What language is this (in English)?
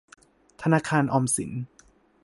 Thai